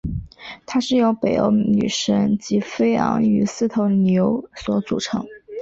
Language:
Chinese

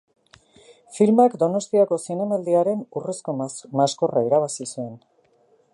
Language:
Basque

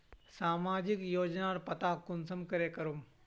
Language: Magahi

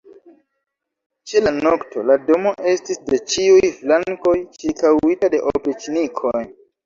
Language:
Esperanto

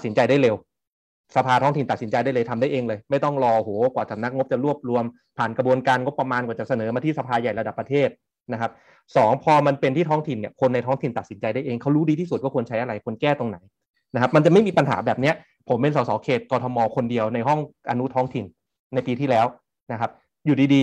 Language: Thai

